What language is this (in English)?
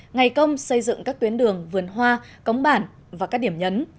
Vietnamese